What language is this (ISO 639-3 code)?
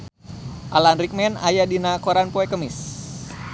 sun